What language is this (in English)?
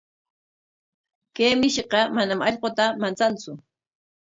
Corongo Ancash Quechua